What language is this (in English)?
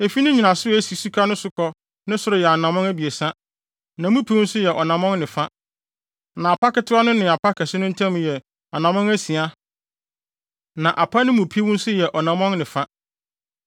Akan